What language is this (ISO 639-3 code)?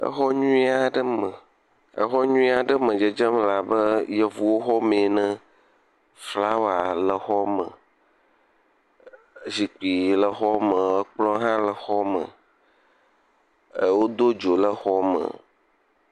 ewe